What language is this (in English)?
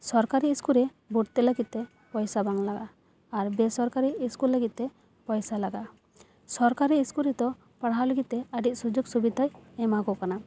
Santali